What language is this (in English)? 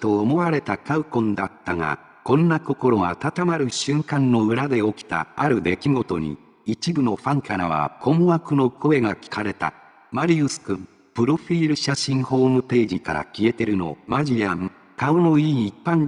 Japanese